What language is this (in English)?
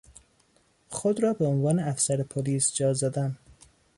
Persian